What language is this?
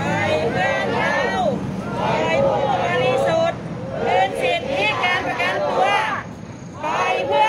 Thai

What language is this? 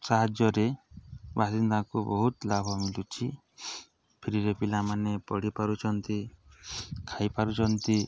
Odia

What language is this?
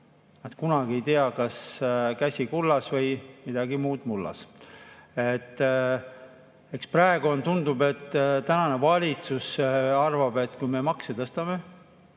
Estonian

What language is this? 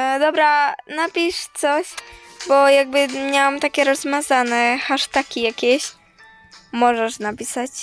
Polish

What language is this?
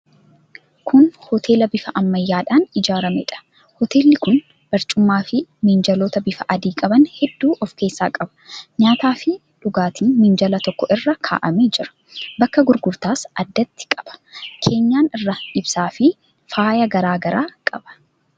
Oromo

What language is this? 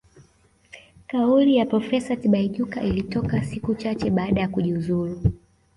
Swahili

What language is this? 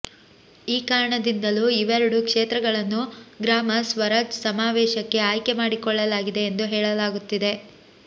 Kannada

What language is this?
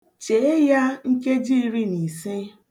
Igbo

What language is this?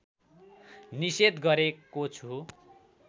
Nepali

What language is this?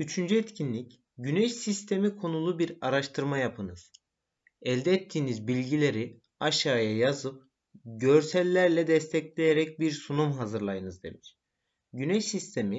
Turkish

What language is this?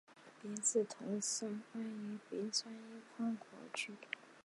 Chinese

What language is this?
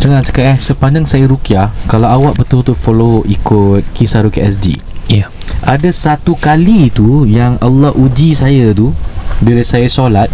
Malay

